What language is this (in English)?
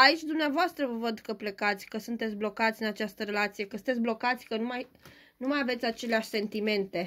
Romanian